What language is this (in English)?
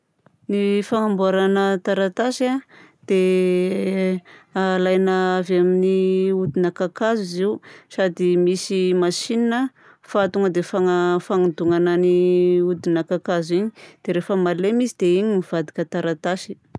Southern Betsimisaraka Malagasy